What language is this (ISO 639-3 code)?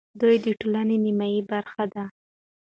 pus